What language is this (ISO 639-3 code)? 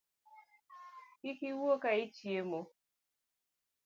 luo